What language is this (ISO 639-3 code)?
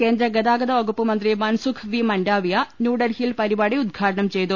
mal